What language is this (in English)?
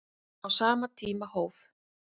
Icelandic